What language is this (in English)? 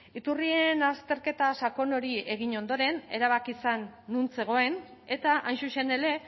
Basque